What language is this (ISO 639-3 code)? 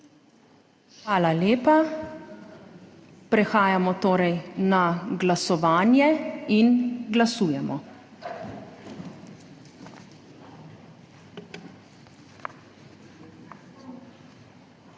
slv